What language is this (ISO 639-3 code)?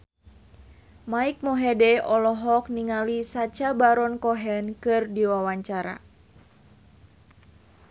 sun